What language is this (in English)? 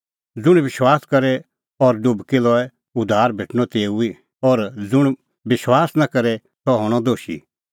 Kullu Pahari